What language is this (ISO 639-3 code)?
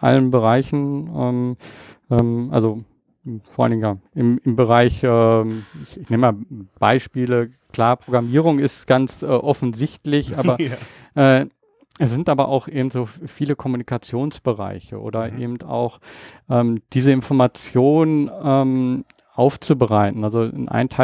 deu